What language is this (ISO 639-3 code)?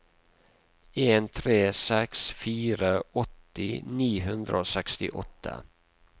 nor